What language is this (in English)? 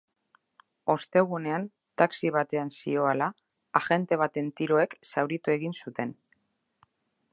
Basque